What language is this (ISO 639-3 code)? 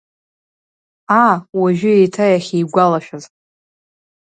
abk